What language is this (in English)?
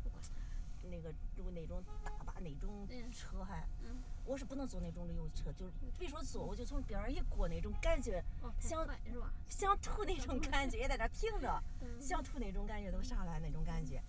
Chinese